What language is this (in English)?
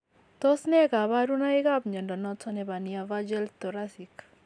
Kalenjin